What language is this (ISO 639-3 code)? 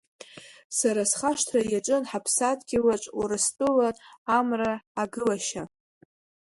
abk